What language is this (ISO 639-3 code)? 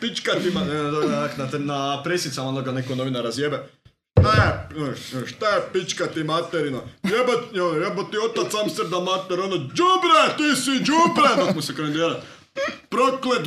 hrv